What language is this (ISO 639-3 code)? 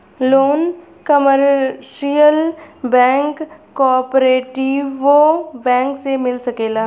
bho